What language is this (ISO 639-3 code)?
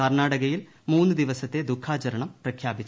mal